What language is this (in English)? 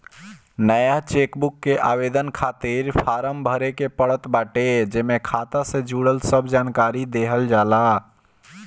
Bhojpuri